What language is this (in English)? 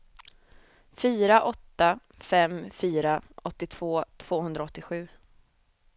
Swedish